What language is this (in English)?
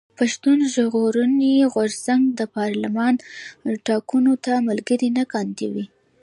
Pashto